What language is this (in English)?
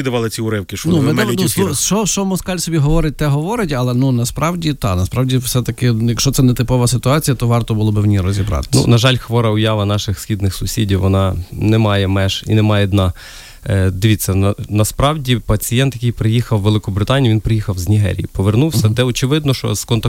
Ukrainian